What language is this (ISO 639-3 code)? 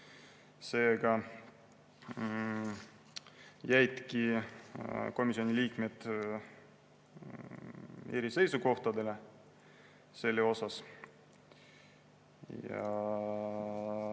est